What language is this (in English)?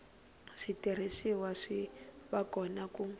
Tsonga